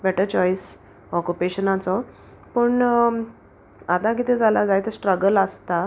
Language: Konkani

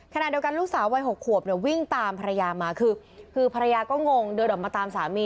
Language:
Thai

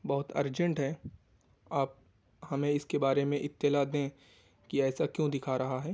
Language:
Urdu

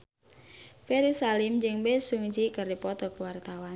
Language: Sundanese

